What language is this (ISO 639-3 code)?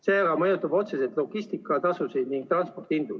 est